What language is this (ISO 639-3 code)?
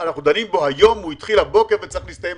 heb